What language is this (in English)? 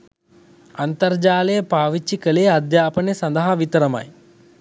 Sinhala